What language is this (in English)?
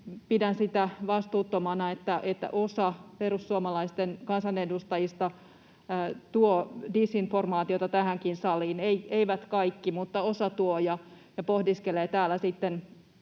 Finnish